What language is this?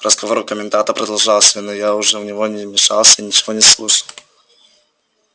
Russian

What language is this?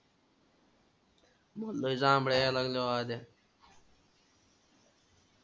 Marathi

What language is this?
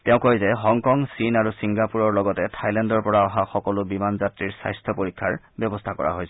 Assamese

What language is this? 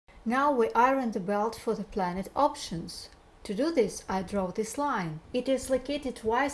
English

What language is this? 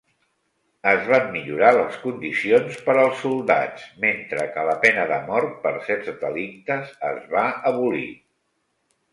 Catalan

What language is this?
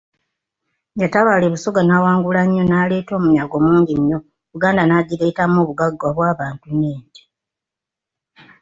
Ganda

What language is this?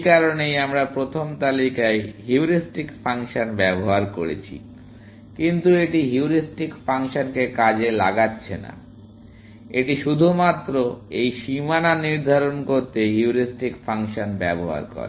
Bangla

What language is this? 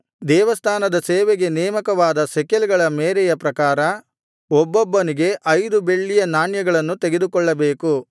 Kannada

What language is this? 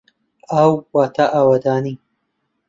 Central Kurdish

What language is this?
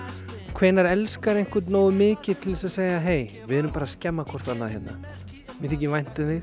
Icelandic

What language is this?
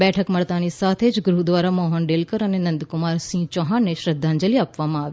Gujarati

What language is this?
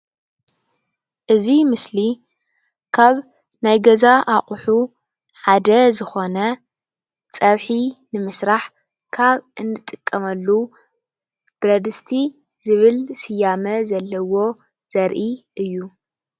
Tigrinya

